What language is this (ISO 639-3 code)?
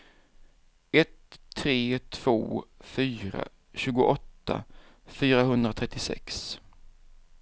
swe